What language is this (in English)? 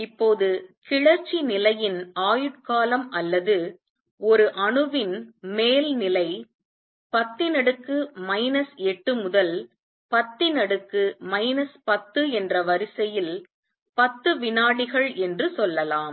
Tamil